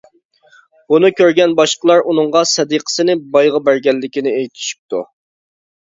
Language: Uyghur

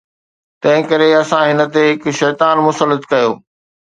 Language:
Sindhi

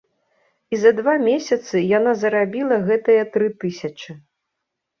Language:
Belarusian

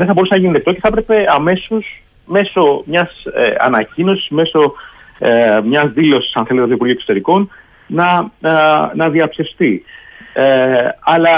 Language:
Greek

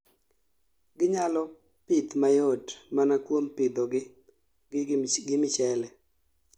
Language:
Luo (Kenya and Tanzania)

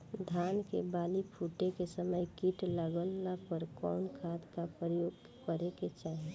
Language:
Bhojpuri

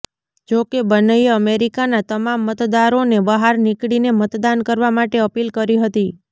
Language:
Gujarati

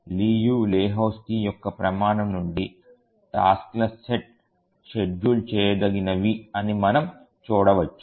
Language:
Telugu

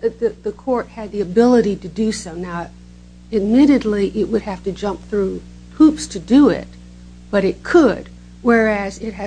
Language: English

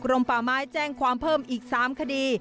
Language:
Thai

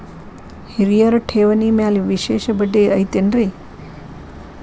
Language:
Kannada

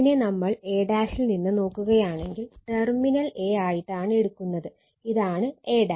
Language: Malayalam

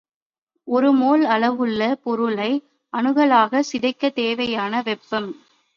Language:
Tamil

